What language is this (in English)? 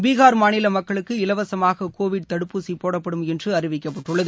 Tamil